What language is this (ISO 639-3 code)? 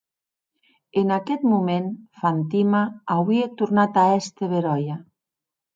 oci